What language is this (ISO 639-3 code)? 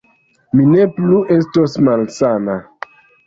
epo